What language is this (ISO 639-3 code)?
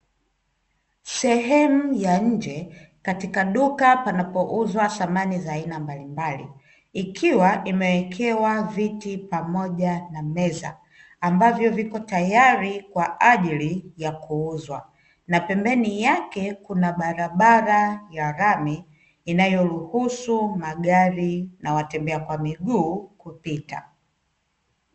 swa